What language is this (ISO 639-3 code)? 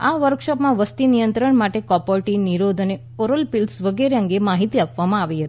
guj